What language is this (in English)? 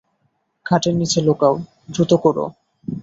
Bangla